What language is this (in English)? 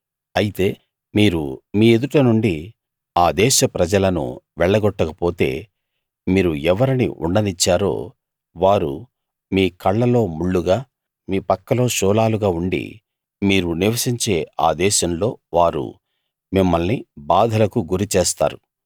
Telugu